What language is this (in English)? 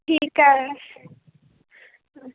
Punjabi